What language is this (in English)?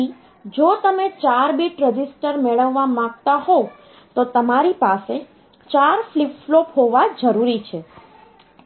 Gujarati